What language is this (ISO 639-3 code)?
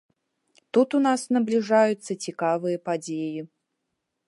bel